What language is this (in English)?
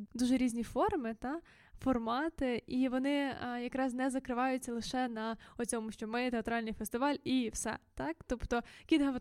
Ukrainian